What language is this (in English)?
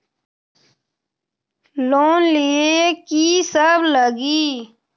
Magahi